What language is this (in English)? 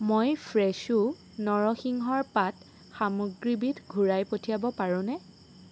Assamese